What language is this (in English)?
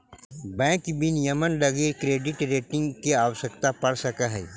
Magahi